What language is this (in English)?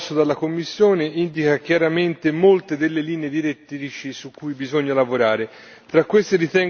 Italian